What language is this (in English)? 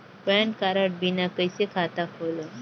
Chhattisgarhi